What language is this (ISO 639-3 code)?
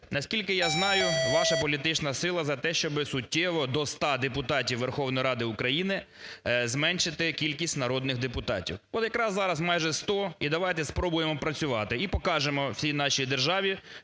ukr